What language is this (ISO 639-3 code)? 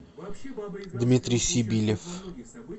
rus